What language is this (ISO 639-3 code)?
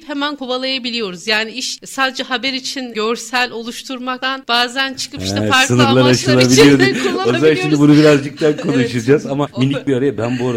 tur